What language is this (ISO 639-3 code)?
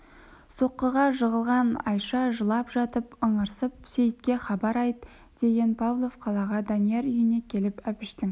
kaz